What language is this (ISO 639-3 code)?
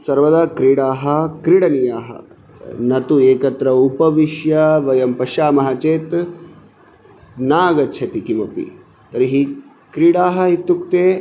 san